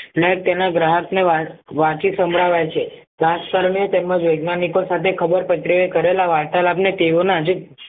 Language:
Gujarati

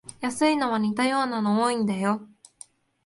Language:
Japanese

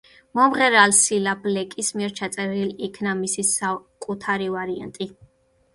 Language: Georgian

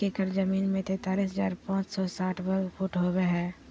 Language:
Magahi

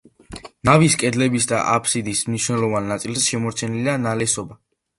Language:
Georgian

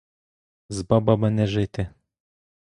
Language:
Ukrainian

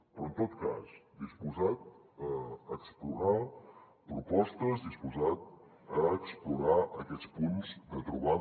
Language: Catalan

